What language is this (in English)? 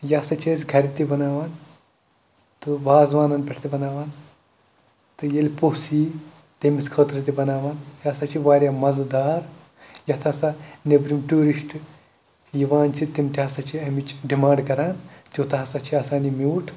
Kashmiri